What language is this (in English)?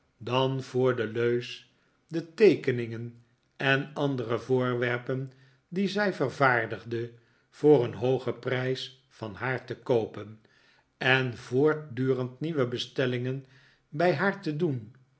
Dutch